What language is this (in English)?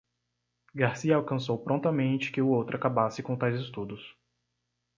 Portuguese